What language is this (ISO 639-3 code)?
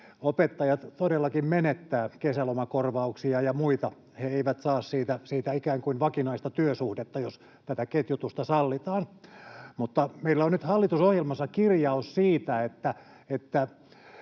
fin